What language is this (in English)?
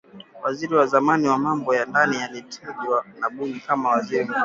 Swahili